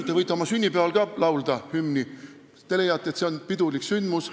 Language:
Estonian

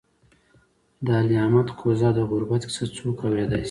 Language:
Pashto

